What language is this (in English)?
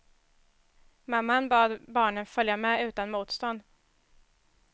Swedish